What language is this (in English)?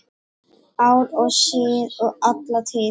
Icelandic